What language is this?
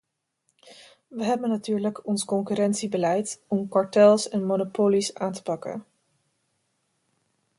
Dutch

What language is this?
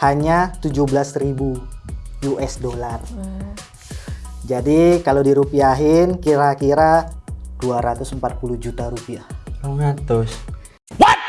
Indonesian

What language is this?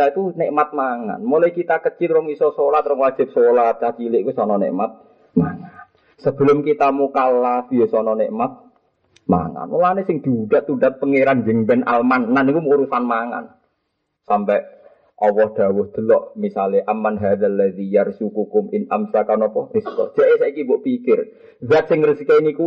Malay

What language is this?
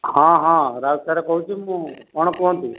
Odia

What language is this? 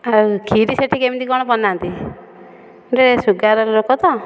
Odia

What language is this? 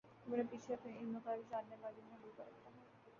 Urdu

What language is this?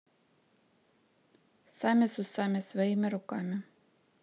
Russian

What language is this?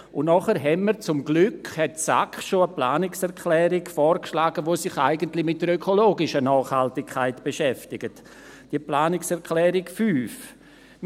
Swiss German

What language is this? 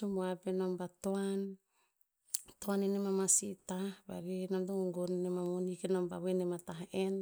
Tinputz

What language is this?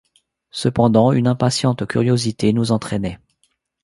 French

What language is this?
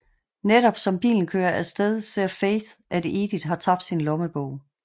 Danish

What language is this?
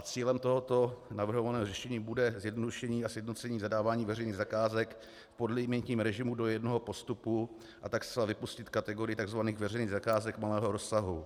Czech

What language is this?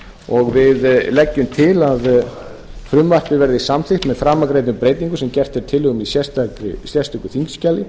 Icelandic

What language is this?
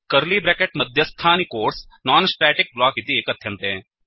Sanskrit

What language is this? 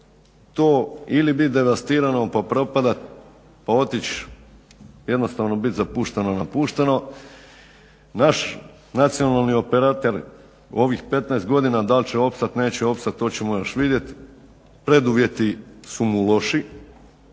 Croatian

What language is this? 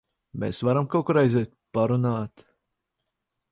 Latvian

